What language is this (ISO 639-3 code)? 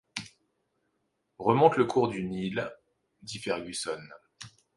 fra